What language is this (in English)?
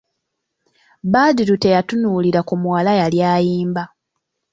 Ganda